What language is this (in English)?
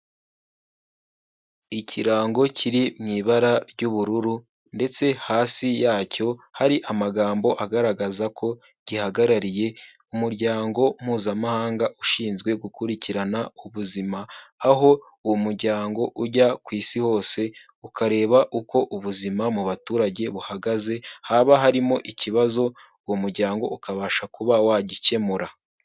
Kinyarwanda